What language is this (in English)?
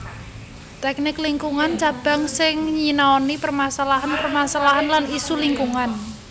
Javanese